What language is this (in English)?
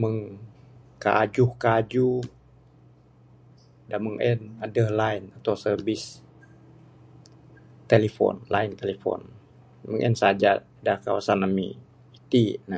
Bukar-Sadung Bidayuh